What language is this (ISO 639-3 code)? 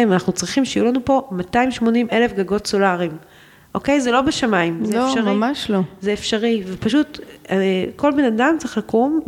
heb